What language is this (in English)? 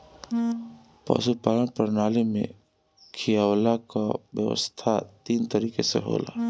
Bhojpuri